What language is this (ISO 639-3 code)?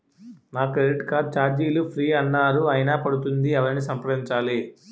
tel